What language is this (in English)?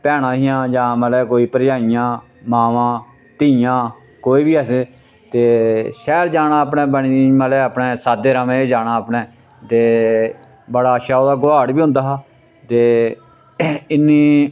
Dogri